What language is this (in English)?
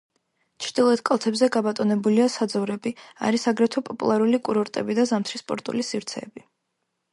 Georgian